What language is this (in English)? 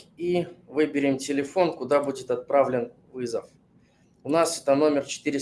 Russian